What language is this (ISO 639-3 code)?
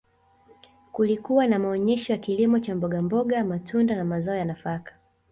swa